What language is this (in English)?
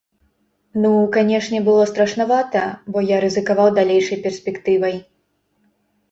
Belarusian